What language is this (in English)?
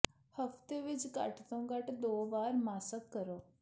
Punjabi